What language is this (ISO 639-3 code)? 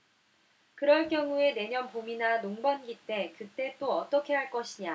kor